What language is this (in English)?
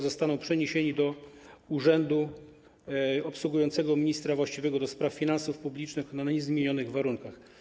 Polish